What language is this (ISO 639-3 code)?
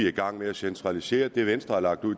dan